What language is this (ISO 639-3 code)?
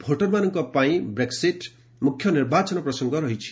ori